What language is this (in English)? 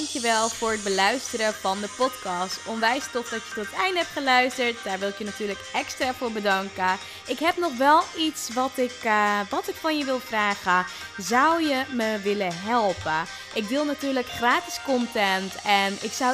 Dutch